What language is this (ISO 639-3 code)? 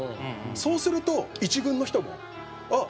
jpn